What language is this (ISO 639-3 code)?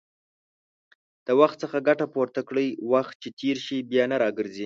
pus